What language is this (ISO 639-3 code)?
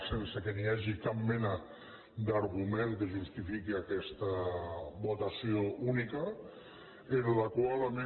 cat